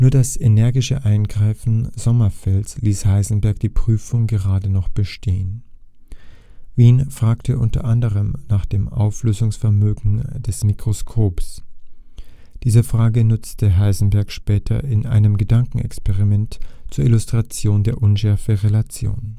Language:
German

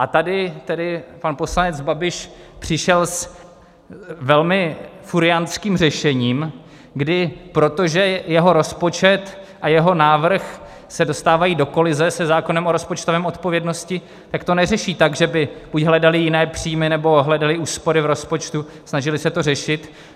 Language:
Czech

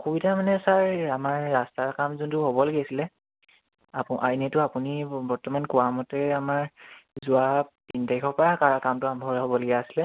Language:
Assamese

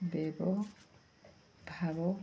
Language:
Odia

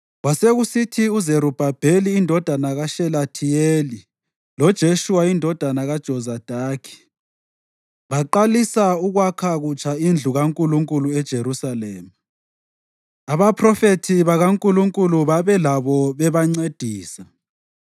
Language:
North Ndebele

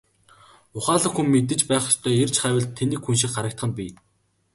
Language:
Mongolian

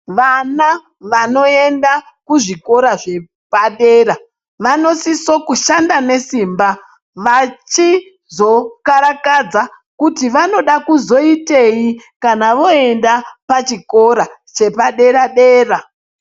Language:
Ndau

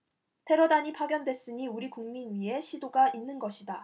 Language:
Korean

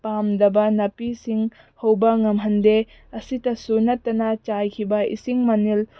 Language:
Manipuri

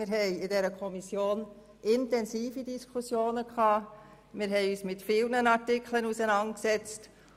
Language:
Swiss German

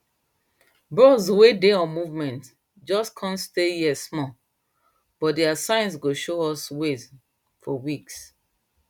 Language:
Nigerian Pidgin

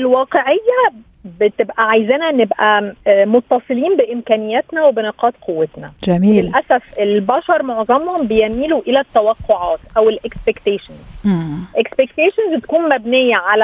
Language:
Arabic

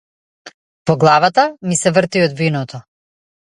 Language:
Macedonian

